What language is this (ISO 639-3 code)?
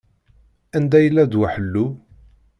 kab